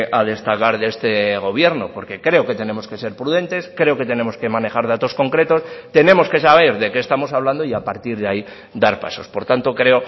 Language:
Spanish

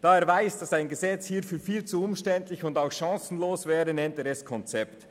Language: Swiss German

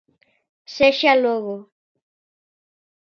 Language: Galician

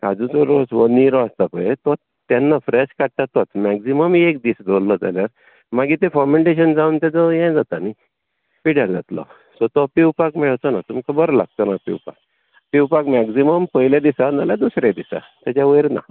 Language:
Konkani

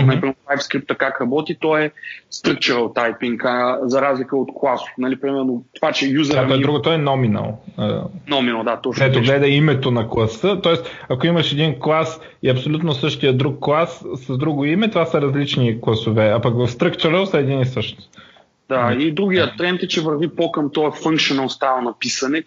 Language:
Bulgarian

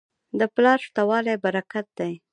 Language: Pashto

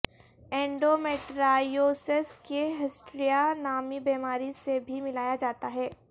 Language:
Urdu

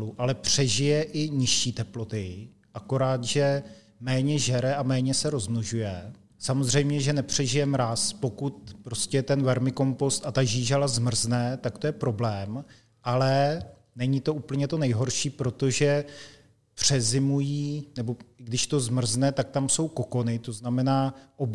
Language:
Czech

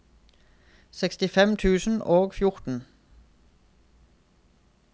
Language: Norwegian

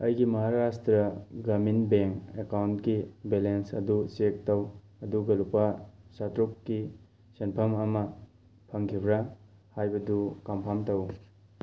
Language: Manipuri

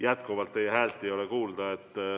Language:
Estonian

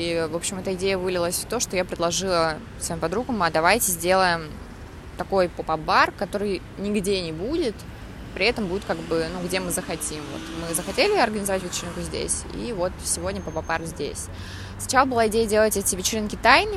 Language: Russian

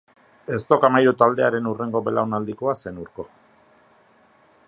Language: Basque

